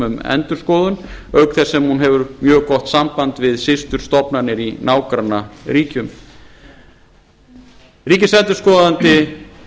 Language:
Icelandic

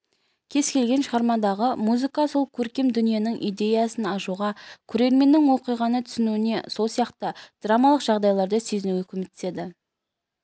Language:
Kazakh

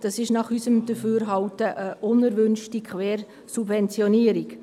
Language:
Swiss German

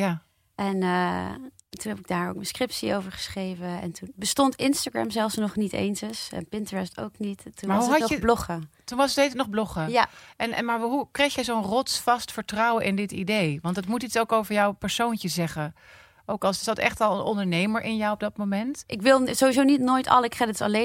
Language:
Dutch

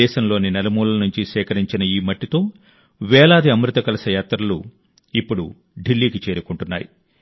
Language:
Telugu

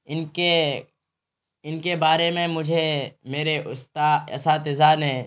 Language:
Urdu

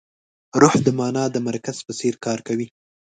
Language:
Pashto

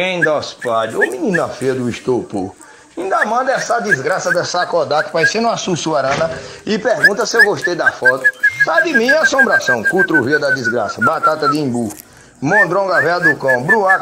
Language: Portuguese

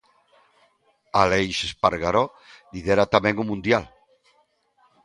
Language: Galician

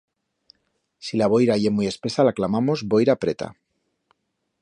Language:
Aragonese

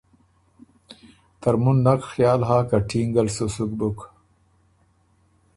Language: Ormuri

